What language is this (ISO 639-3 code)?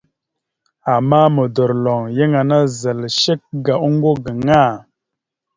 mxu